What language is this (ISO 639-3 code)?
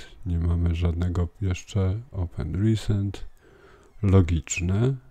pol